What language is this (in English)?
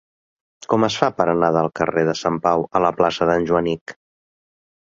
Catalan